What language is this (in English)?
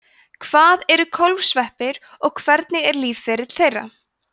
Icelandic